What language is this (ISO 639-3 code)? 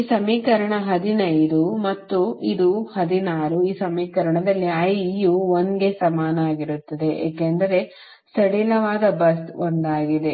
kan